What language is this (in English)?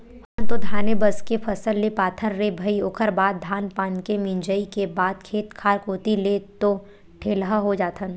Chhattisgarhi